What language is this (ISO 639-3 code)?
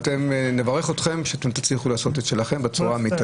heb